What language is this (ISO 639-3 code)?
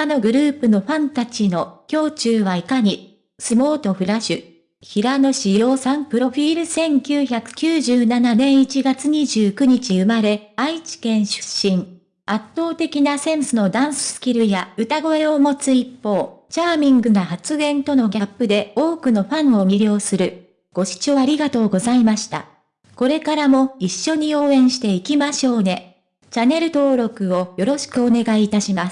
jpn